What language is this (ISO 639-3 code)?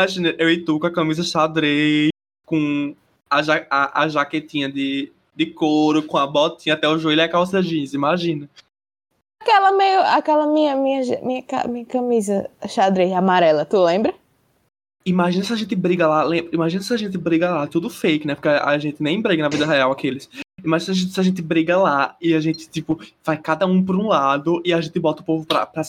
por